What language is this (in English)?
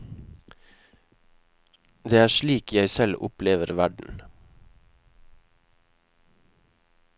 Norwegian